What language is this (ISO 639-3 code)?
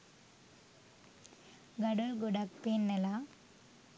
sin